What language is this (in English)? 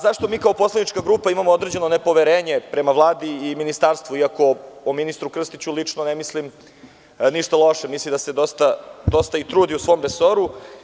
Serbian